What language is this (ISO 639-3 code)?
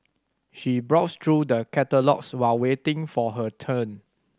eng